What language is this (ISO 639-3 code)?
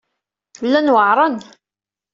kab